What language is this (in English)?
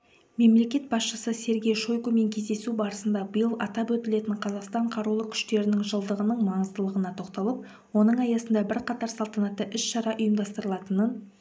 Kazakh